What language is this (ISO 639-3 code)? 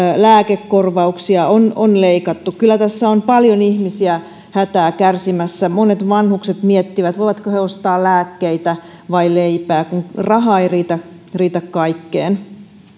fin